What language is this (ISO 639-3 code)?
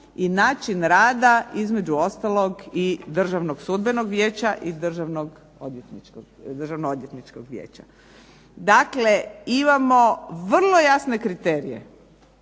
hrv